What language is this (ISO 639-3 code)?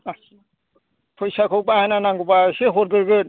brx